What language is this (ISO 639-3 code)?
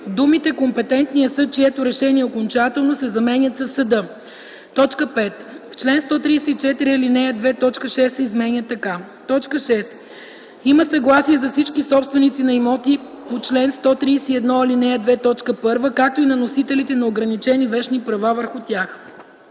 bul